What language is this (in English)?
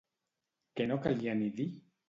Catalan